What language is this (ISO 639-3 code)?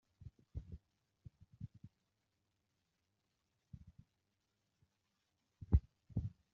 kin